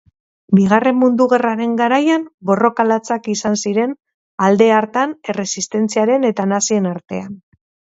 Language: Basque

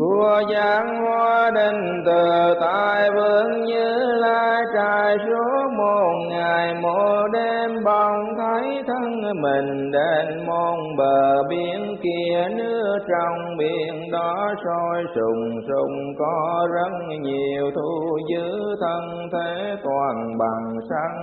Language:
Vietnamese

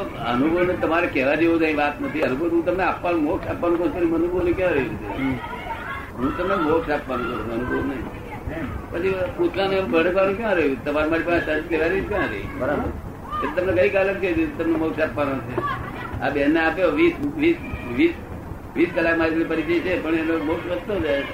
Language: Gujarati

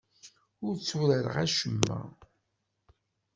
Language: Kabyle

